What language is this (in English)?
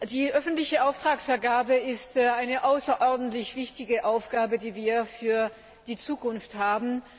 German